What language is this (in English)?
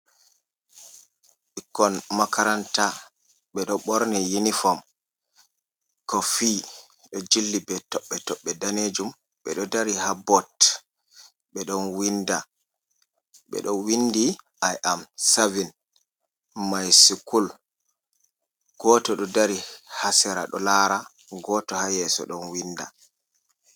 Fula